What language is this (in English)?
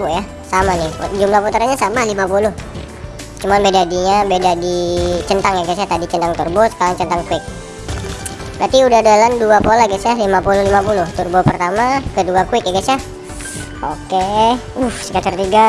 Indonesian